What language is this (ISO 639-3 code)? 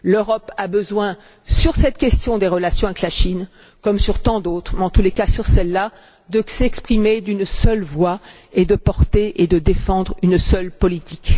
fra